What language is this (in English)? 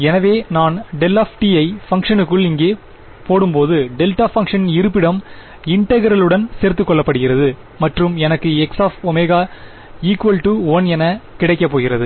Tamil